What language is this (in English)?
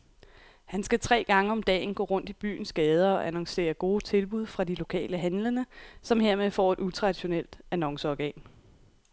Danish